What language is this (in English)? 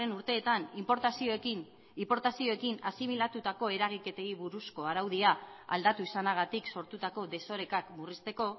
Basque